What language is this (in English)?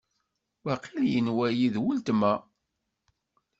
Kabyle